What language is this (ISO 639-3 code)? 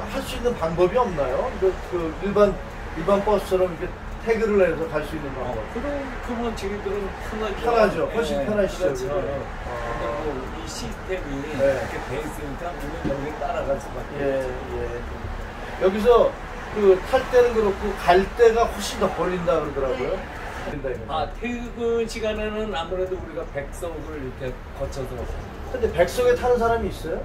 kor